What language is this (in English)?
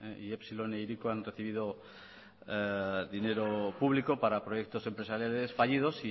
Spanish